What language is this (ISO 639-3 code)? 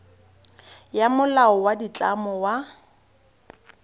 tsn